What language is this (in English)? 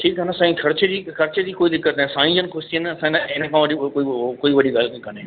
Sindhi